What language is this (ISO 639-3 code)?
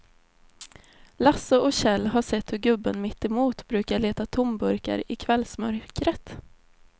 swe